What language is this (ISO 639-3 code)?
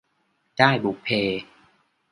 tha